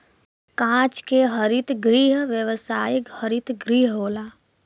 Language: Bhojpuri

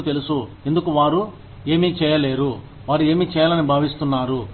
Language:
Telugu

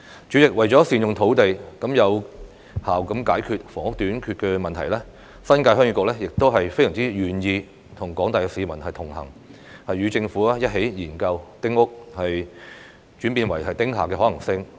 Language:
Cantonese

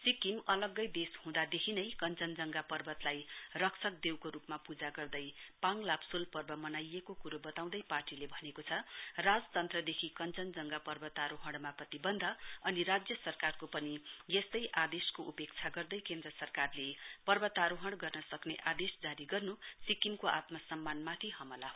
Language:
Nepali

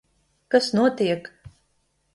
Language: Latvian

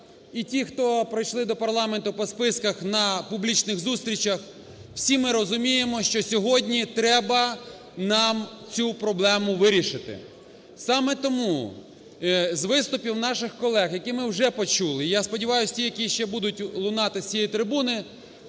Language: Ukrainian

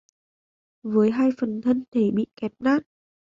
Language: Vietnamese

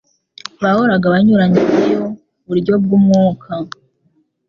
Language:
Kinyarwanda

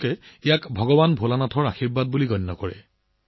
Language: Assamese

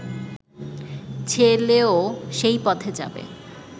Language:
Bangla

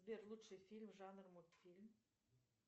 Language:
Russian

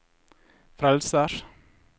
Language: Norwegian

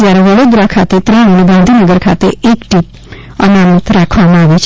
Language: Gujarati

